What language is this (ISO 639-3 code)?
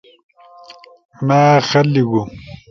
trw